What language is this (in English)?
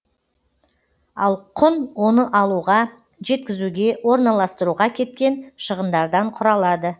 Kazakh